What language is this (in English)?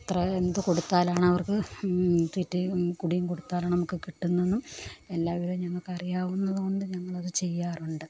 Malayalam